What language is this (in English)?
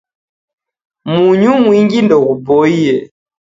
Taita